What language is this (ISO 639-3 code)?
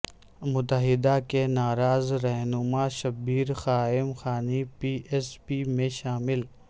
urd